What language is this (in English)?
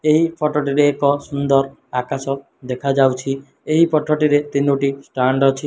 Odia